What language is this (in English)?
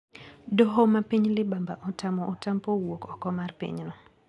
Luo (Kenya and Tanzania)